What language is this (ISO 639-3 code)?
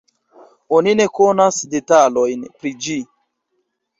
epo